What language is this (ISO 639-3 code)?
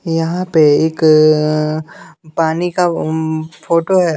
hin